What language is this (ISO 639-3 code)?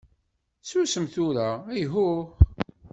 kab